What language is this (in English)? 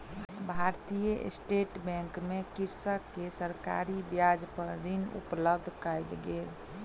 Maithili